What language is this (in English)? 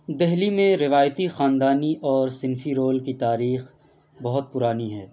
Urdu